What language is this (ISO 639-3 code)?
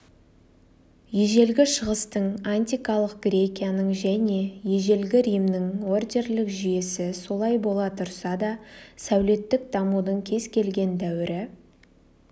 kaz